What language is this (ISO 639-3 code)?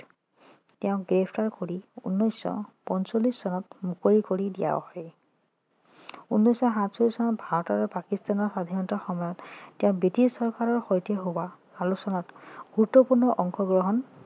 asm